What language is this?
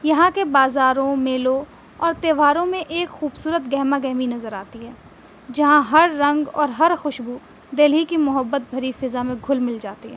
Urdu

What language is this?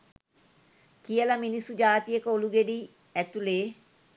Sinhala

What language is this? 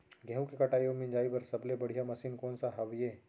Chhattisgarhi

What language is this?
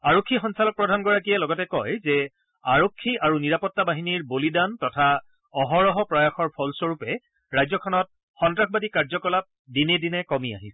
Assamese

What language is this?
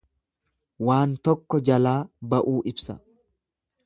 Oromo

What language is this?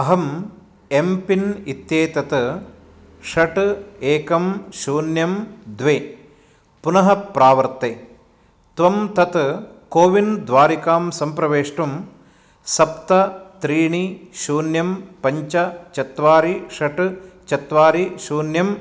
Sanskrit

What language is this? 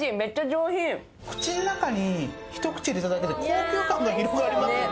Japanese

